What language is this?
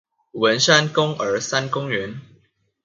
Chinese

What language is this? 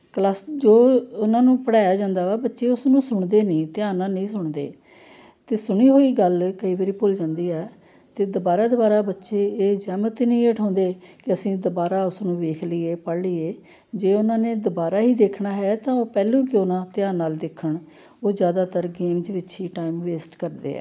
Punjabi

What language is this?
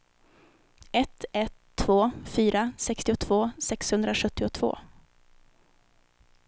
Swedish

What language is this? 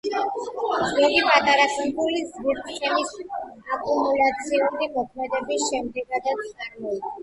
Georgian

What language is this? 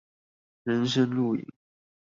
Chinese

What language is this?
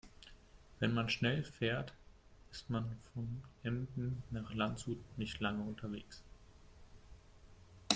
German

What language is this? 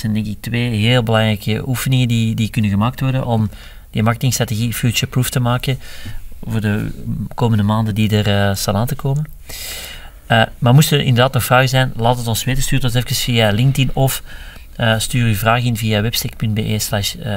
Dutch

